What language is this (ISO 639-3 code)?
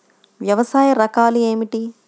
tel